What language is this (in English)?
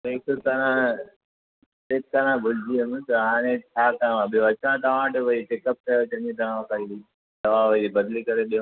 Sindhi